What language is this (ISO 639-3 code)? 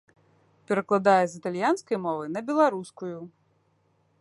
bel